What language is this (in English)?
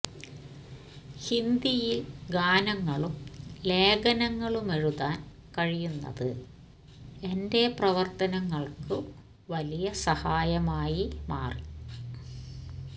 Malayalam